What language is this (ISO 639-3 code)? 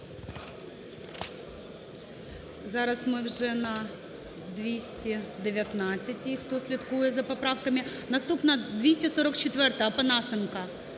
ukr